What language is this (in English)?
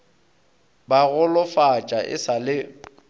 Northern Sotho